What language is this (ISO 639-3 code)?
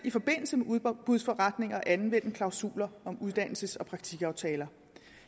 dan